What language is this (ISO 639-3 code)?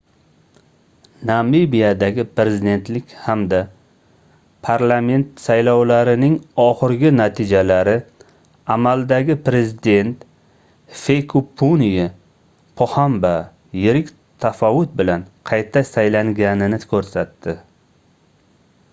uzb